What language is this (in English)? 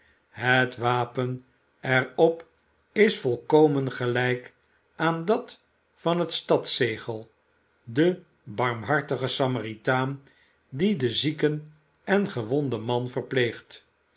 Dutch